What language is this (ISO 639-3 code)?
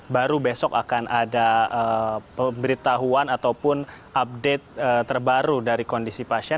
ind